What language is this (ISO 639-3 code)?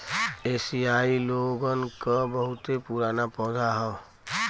bho